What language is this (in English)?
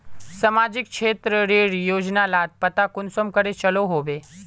Magahi